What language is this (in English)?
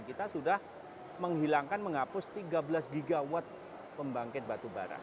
Indonesian